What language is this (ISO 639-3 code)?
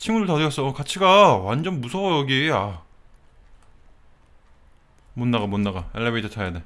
kor